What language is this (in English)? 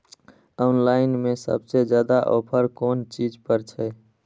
Maithili